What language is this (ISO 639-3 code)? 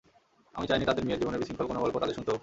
ben